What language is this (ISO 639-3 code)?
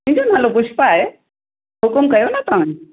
snd